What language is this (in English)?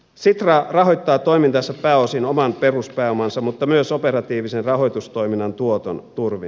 Finnish